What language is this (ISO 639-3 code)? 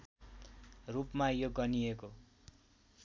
nep